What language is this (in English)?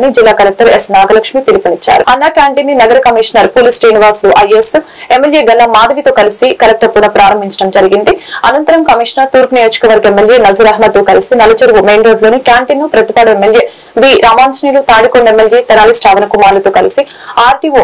Telugu